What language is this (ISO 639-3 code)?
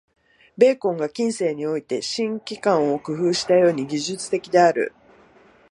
jpn